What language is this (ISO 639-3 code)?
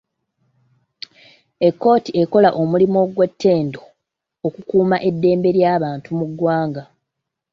lug